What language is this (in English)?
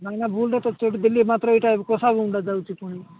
Odia